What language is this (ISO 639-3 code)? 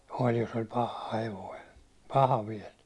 fin